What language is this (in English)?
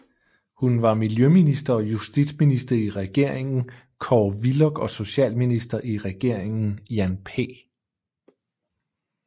Danish